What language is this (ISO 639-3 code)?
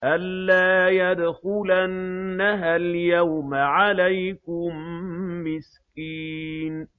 ara